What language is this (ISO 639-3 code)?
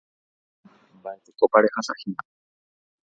grn